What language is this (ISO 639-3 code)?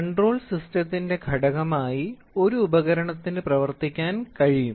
mal